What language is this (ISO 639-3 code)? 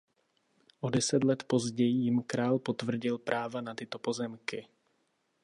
ces